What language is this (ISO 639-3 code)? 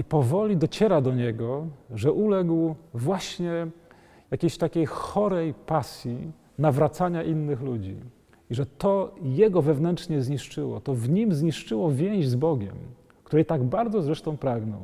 pol